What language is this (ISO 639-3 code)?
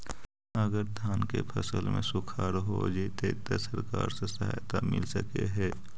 mag